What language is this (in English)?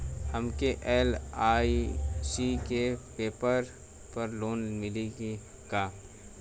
Bhojpuri